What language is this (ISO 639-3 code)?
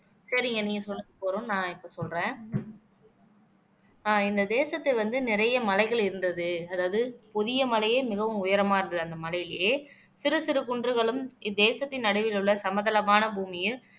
tam